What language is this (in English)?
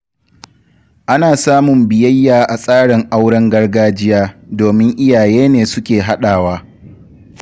Hausa